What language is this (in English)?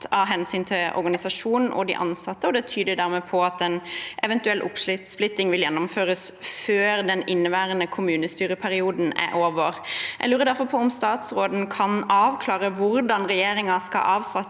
Norwegian